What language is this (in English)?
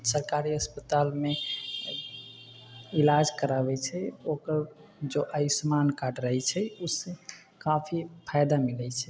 Maithili